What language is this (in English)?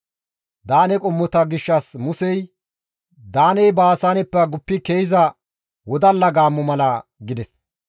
Gamo